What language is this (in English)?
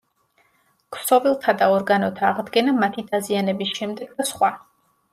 Georgian